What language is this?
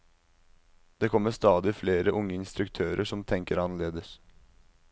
Norwegian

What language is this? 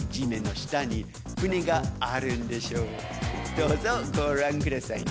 Japanese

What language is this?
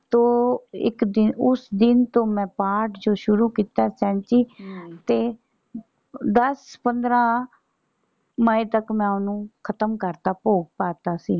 Punjabi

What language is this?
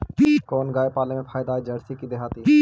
Magahi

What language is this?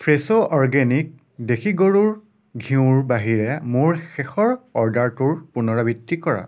Assamese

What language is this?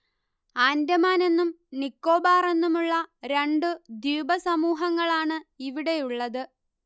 Malayalam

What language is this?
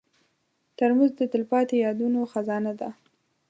Pashto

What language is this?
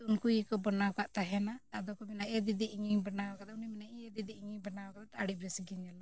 Santali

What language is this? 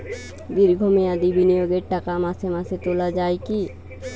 Bangla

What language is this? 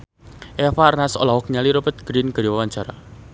Sundanese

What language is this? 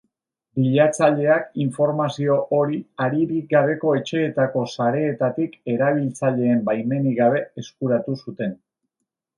Basque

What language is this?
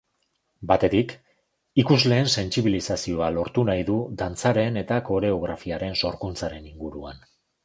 Basque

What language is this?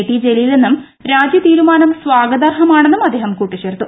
Malayalam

